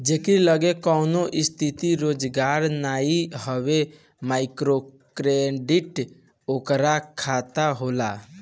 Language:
Bhojpuri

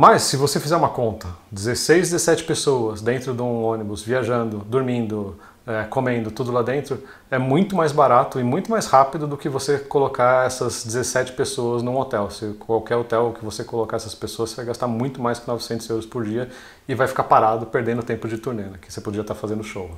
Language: Portuguese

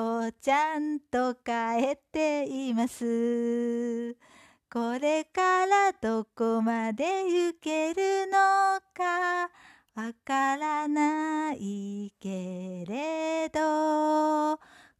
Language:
Japanese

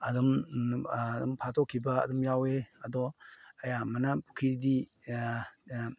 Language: Manipuri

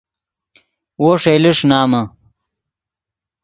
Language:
Yidgha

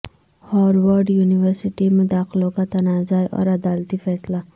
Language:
Urdu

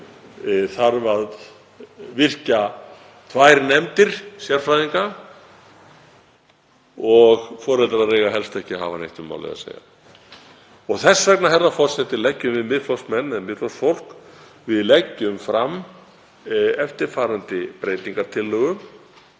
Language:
Icelandic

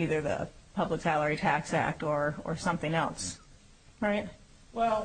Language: English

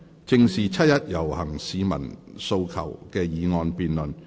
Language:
Cantonese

